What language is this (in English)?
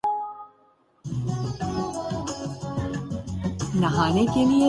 Urdu